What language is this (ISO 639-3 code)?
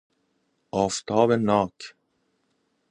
fas